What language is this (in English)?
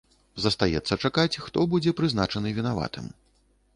Belarusian